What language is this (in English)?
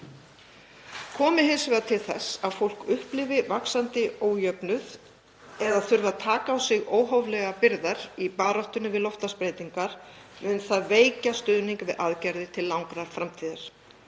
Icelandic